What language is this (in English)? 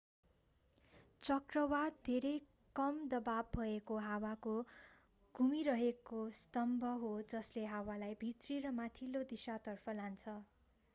Nepali